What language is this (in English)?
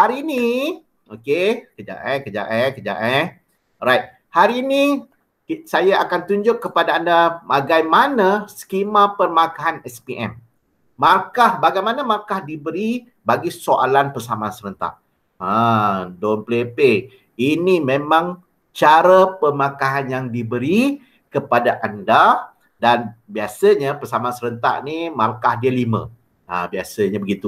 Malay